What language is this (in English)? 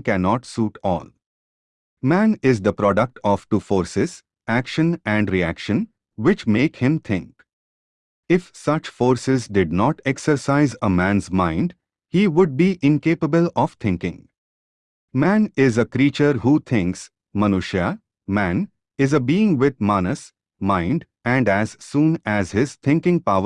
English